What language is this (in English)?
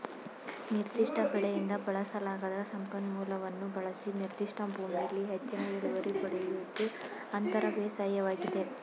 Kannada